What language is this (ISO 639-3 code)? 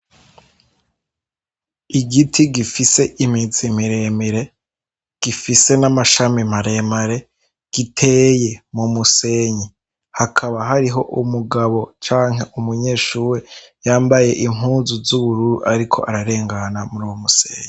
run